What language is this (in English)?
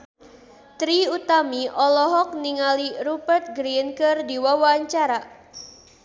Sundanese